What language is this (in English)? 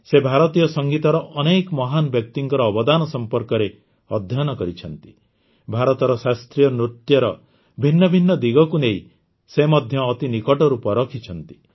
Odia